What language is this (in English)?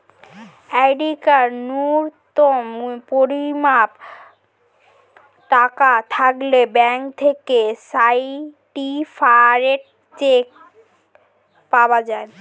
Bangla